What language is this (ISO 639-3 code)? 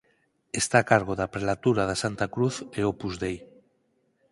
glg